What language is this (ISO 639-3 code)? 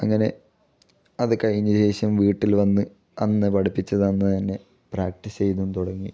mal